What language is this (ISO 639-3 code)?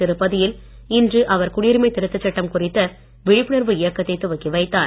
tam